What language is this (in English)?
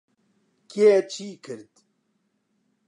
Central Kurdish